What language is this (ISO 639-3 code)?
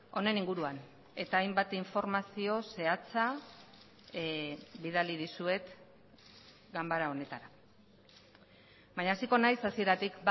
eus